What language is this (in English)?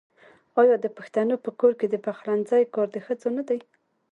Pashto